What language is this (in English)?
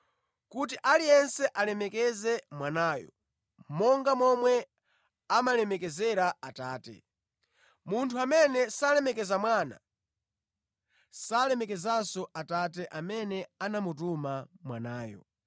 Nyanja